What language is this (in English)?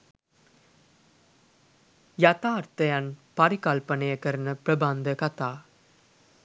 Sinhala